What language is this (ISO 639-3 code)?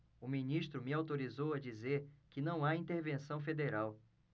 por